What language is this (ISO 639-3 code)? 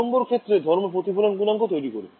ben